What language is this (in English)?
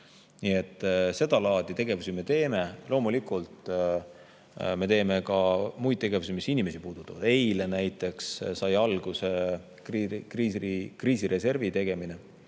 Estonian